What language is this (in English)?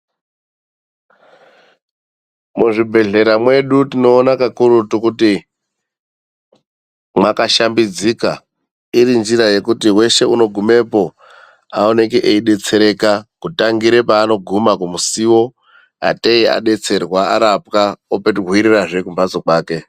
Ndau